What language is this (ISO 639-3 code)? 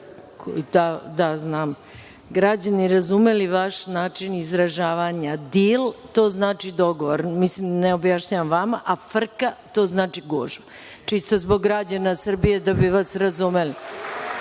srp